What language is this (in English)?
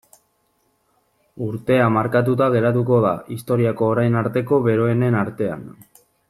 Basque